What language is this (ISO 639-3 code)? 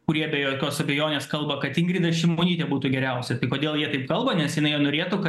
lit